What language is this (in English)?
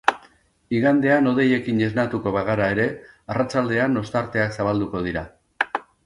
Basque